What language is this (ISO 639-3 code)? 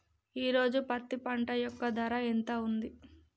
tel